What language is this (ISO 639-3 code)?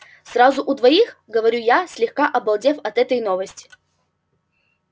rus